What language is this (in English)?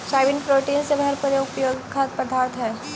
Magahi